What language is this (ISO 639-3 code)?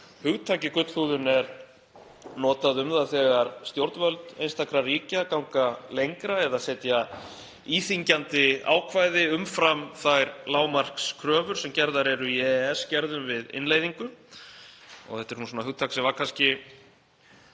isl